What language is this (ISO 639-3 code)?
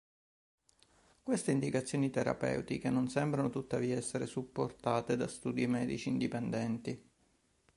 ita